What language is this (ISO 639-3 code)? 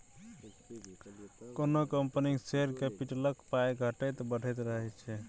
mai